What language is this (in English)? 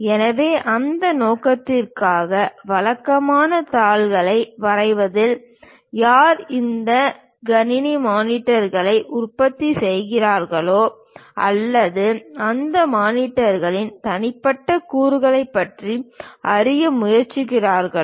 Tamil